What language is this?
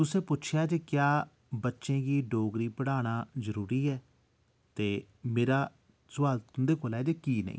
Dogri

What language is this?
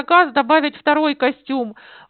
Russian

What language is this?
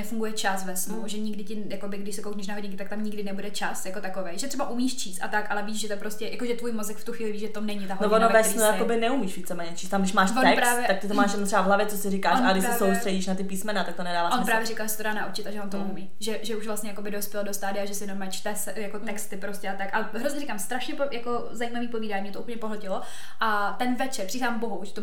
Czech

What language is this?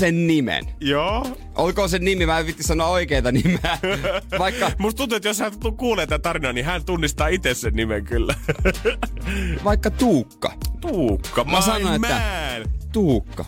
Finnish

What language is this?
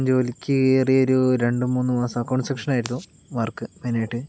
Malayalam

